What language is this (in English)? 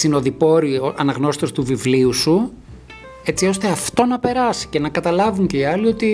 Greek